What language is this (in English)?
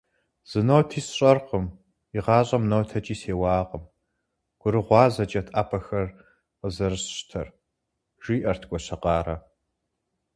Kabardian